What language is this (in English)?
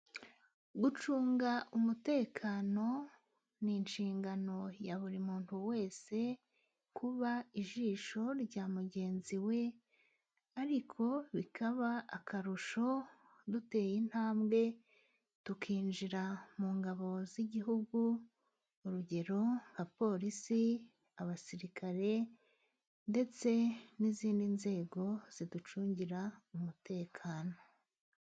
Kinyarwanda